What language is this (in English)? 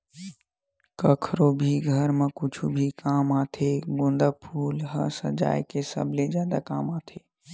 Chhattisgarhi